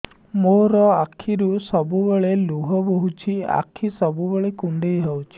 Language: Odia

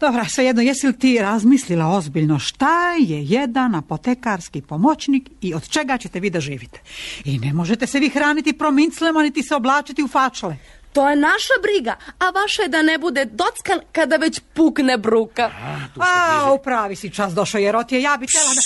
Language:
Croatian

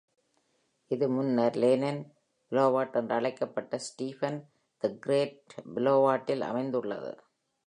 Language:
Tamil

